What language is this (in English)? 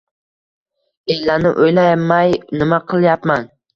Uzbek